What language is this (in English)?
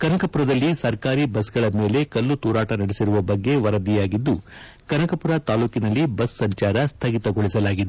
Kannada